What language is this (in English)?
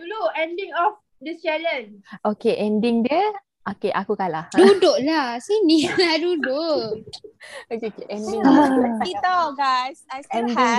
Malay